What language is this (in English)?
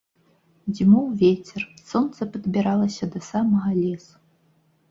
Belarusian